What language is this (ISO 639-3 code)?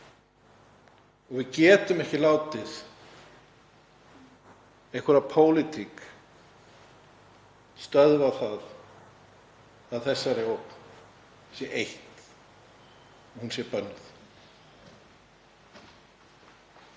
isl